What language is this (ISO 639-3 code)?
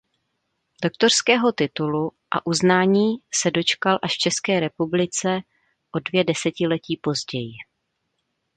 ces